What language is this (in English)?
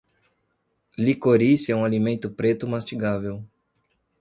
Portuguese